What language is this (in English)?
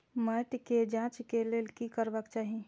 Maithili